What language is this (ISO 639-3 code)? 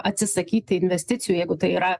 lit